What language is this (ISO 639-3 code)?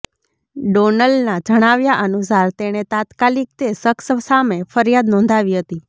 guj